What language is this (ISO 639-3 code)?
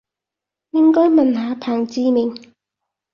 yue